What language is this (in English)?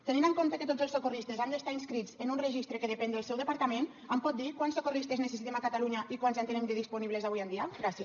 Catalan